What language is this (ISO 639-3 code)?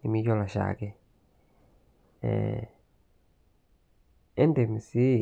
mas